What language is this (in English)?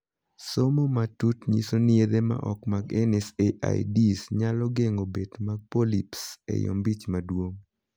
Luo (Kenya and Tanzania)